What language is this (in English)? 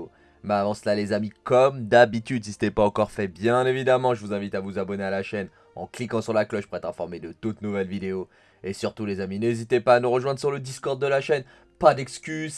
French